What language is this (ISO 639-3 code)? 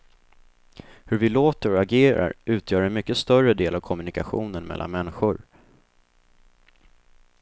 swe